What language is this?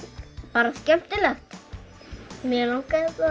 Icelandic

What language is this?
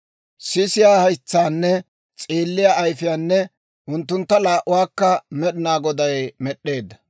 Dawro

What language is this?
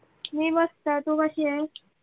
Marathi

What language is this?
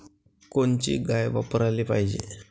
Marathi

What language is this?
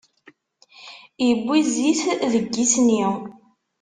Kabyle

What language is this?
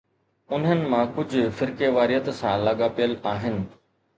Sindhi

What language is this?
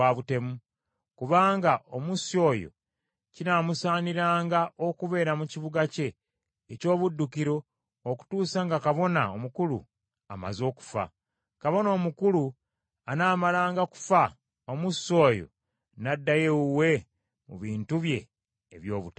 Ganda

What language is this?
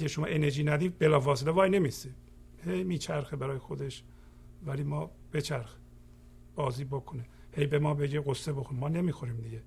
Persian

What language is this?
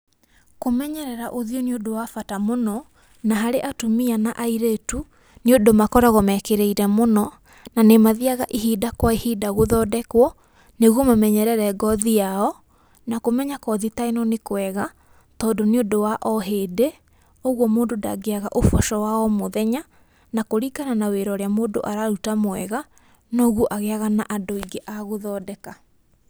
Kikuyu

